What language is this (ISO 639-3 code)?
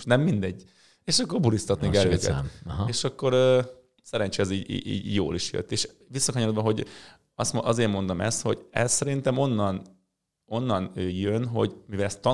hun